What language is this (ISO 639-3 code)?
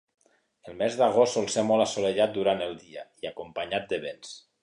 cat